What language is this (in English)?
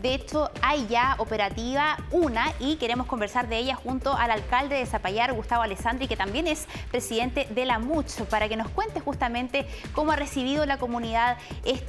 Spanish